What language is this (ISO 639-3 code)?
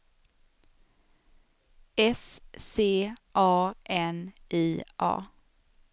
swe